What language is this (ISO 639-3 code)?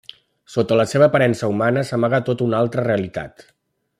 cat